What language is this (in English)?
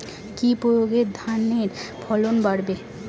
Bangla